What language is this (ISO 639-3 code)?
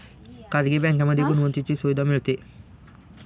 mar